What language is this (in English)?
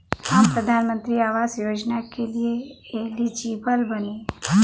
Bhojpuri